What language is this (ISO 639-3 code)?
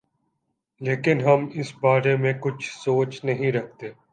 urd